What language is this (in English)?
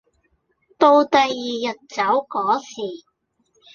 Cantonese